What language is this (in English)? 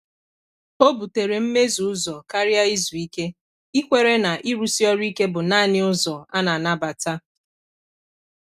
Igbo